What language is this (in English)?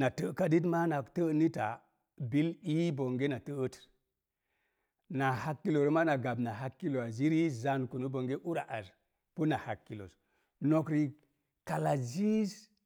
Mom Jango